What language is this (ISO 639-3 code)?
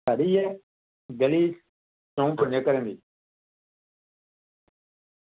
doi